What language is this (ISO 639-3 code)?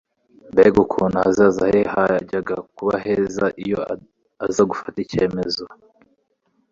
kin